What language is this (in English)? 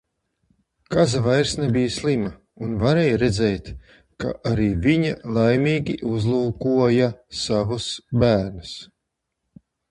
Latvian